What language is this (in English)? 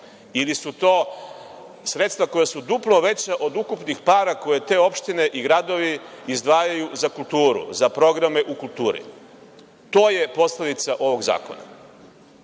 Serbian